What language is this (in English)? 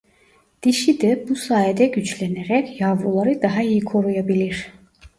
Turkish